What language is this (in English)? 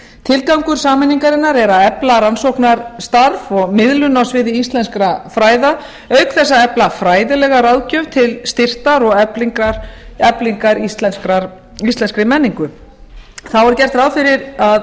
Icelandic